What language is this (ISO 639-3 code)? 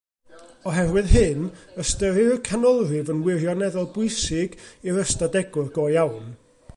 cym